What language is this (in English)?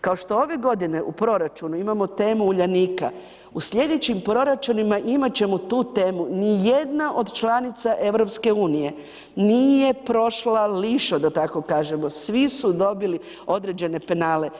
Croatian